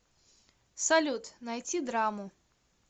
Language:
Russian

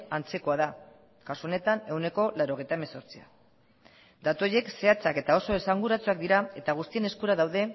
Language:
Basque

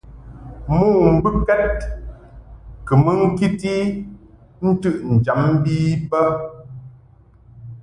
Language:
Mungaka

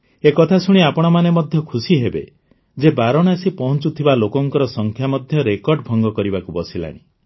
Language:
Odia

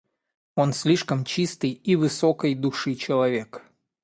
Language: Russian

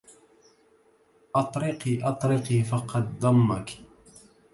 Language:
Arabic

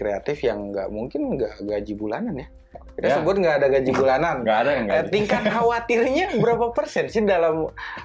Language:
Indonesian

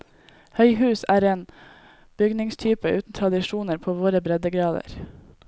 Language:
Norwegian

